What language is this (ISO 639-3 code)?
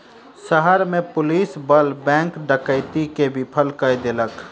mai